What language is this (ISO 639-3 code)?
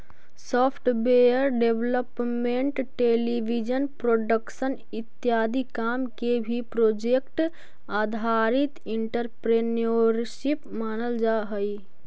mag